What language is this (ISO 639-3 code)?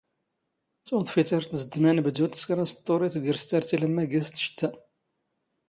zgh